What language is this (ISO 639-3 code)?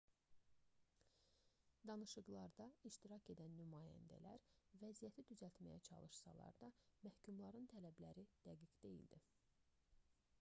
aze